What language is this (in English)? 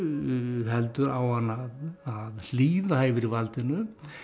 Icelandic